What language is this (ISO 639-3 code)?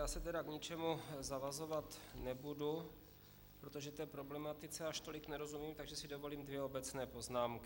ces